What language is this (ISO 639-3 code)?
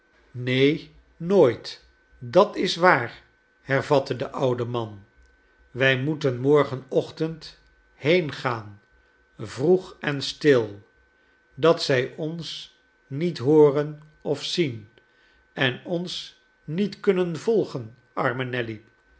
nld